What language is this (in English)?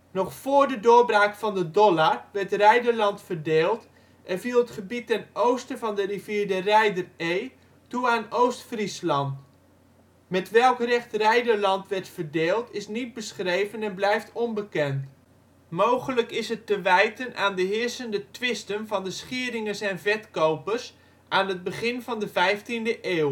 Dutch